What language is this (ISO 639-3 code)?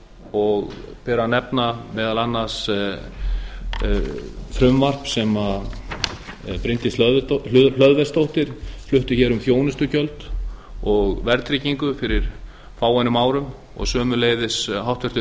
isl